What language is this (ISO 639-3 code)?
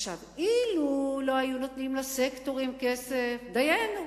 heb